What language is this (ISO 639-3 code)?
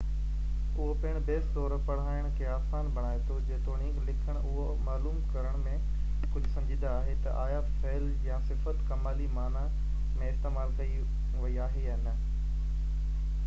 snd